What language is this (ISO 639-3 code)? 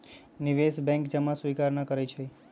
mag